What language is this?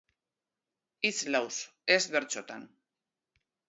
Basque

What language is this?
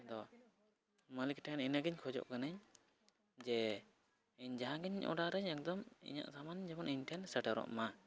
Santali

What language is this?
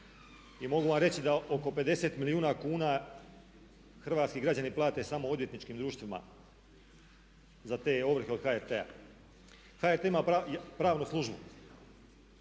Croatian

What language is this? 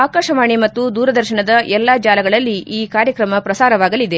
Kannada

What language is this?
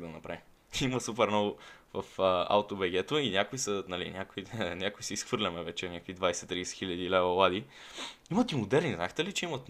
Bulgarian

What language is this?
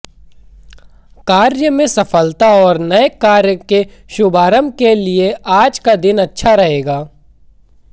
Hindi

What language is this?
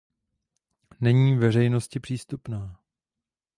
Czech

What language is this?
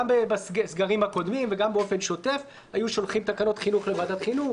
Hebrew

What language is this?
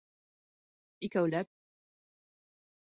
Bashkir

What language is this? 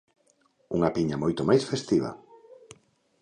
Galician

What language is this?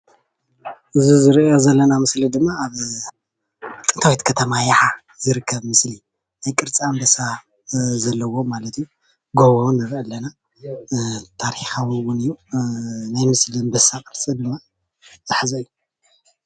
Tigrinya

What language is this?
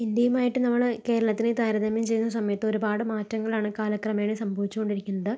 Malayalam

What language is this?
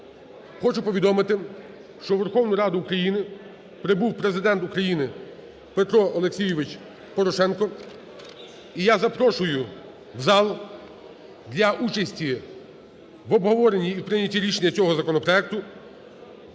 Ukrainian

